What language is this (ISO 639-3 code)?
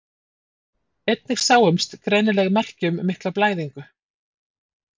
isl